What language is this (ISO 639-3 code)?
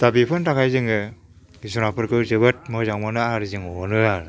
brx